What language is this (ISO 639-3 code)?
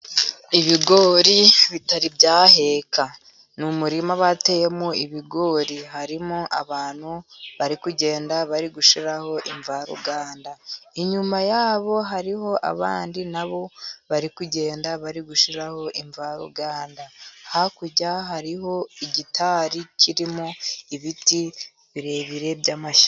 kin